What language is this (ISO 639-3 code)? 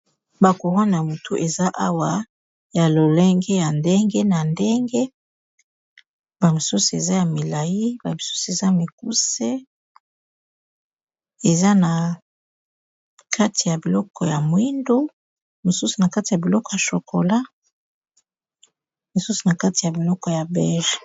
lin